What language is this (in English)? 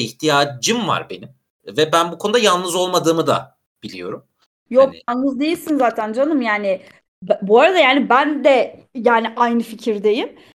Turkish